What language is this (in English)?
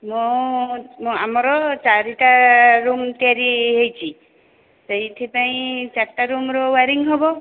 Odia